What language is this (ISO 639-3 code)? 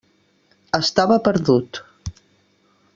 cat